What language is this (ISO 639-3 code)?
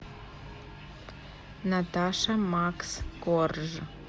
rus